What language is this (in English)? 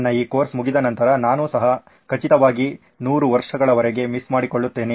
Kannada